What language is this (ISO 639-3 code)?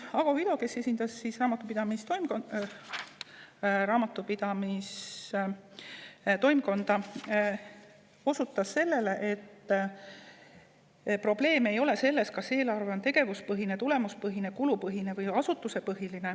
est